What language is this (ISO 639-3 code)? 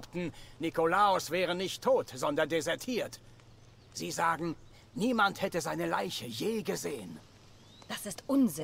deu